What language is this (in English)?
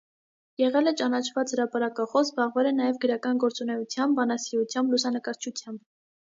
Armenian